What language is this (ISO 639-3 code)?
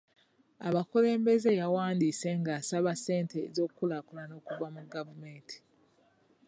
lug